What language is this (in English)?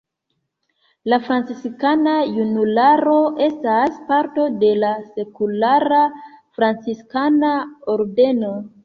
Esperanto